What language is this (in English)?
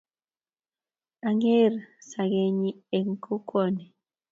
Kalenjin